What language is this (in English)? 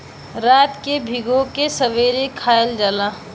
Bhojpuri